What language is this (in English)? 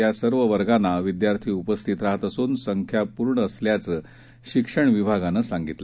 Marathi